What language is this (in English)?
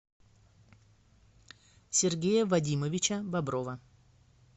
Russian